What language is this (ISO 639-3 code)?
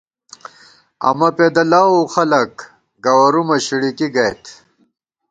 gwt